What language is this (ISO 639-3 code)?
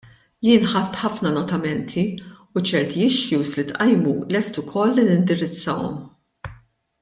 mlt